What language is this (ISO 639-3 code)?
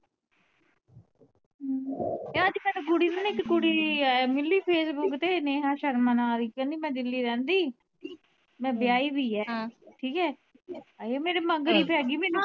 pan